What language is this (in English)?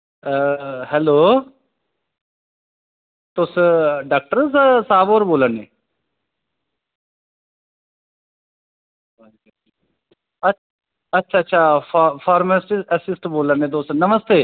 Dogri